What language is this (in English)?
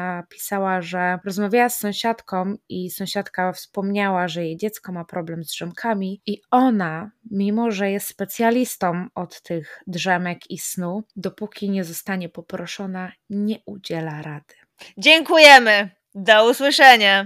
Polish